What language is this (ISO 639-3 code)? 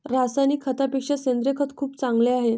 mar